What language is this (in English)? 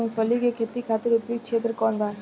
Bhojpuri